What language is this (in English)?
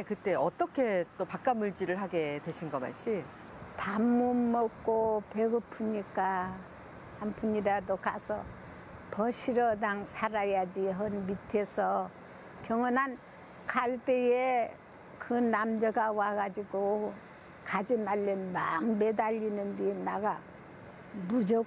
Korean